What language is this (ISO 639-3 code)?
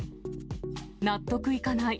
jpn